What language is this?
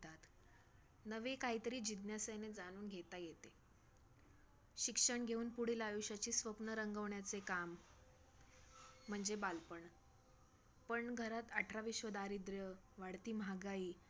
Marathi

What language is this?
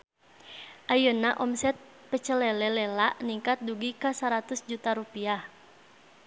Sundanese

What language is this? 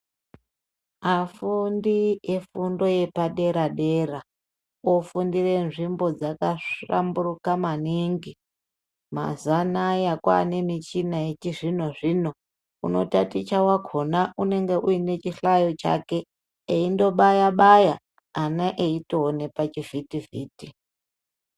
Ndau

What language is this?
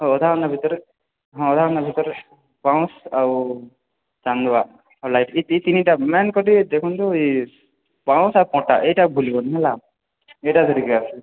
Odia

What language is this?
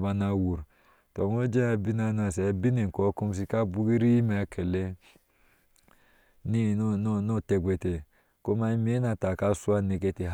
Ashe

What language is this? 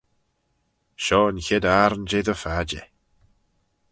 Manx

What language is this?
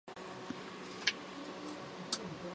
Chinese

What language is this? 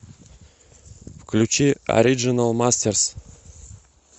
Russian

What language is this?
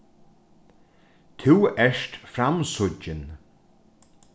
Faroese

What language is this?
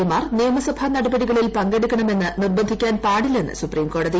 Malayalam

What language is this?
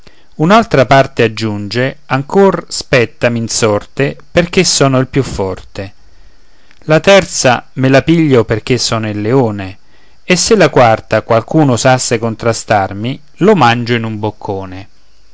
Italian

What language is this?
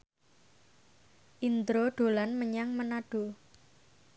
Javanese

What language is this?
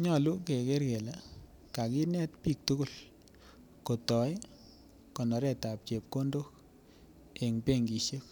Kalenjin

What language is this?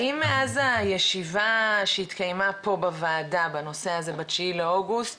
Hebrew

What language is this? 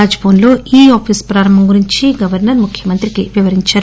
Telugu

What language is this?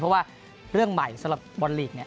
Thai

